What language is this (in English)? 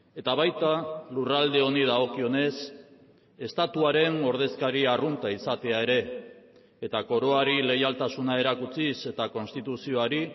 Basque